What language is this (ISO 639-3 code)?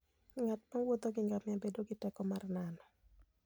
luo